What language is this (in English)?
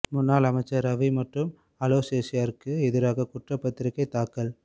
Tamil